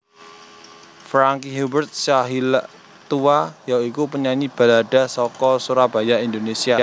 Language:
Javanese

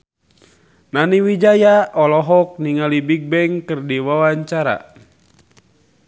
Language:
Sundanese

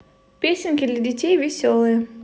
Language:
Russian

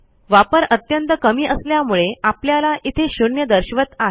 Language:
Marathi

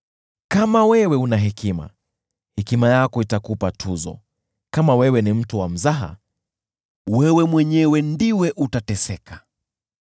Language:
Swahili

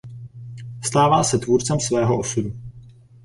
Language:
Czech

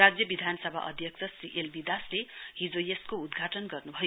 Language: Nepali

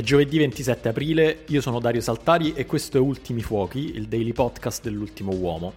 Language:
Italian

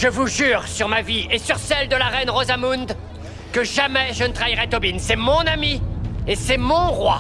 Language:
French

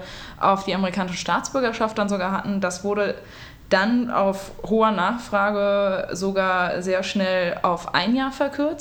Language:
German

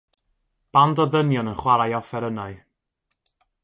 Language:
Welsh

